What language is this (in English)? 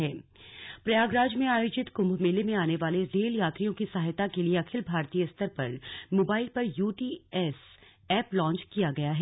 Hindi